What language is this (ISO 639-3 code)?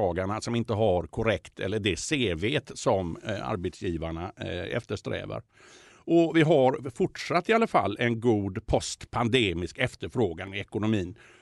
swe